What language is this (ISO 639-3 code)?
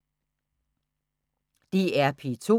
dan